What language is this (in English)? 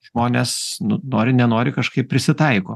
Lithuanian